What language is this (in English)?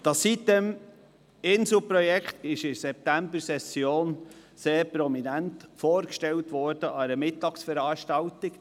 Swiss German